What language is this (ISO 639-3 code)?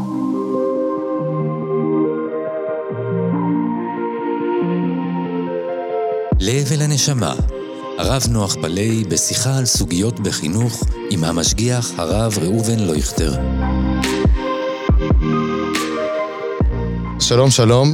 heb